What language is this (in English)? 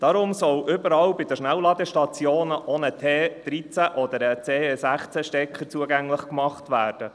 Swiss German